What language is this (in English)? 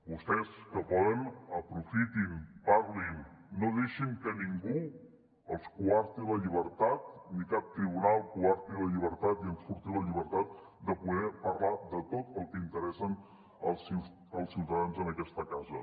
Catalan